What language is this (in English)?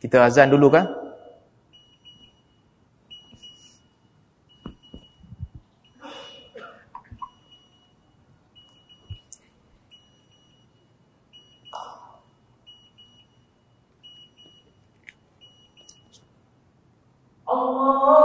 Malay